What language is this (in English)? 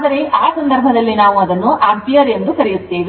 Kannada